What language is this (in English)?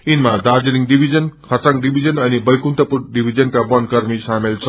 Nepali